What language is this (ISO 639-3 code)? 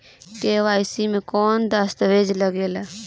bho